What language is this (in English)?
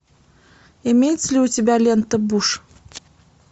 Russian